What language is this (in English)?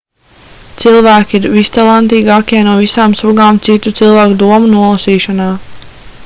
Latvian